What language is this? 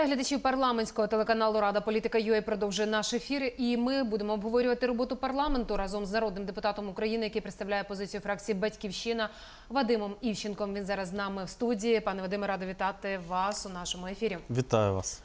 Ukrainian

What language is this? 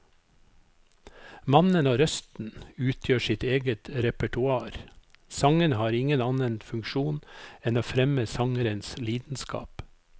Norwegian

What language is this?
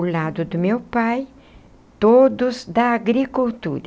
Portuguese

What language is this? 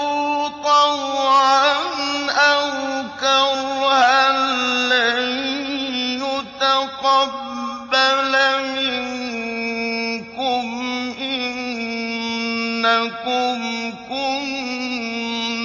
Arabic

